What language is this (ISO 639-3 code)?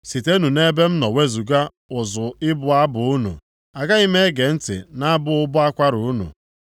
ibo